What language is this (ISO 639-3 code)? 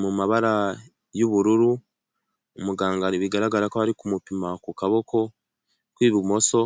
kin